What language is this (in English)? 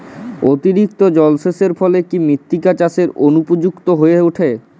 Bangla